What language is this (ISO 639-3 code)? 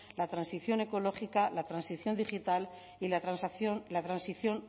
spa